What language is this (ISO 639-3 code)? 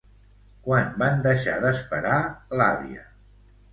cat